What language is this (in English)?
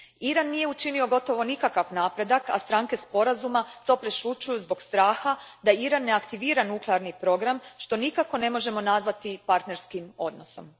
Croatian